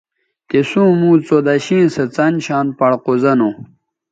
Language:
Bateri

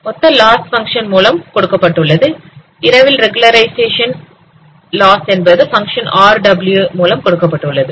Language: Tamil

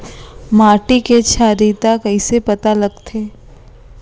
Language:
Chhattisgarhi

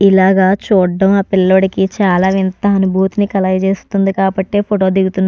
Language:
Telugu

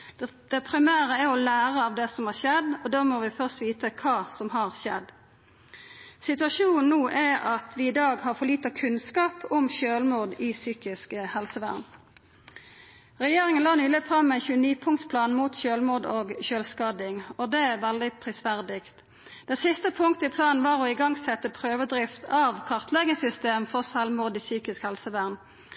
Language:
Norwegian Nynorsk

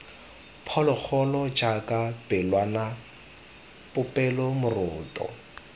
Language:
Tswana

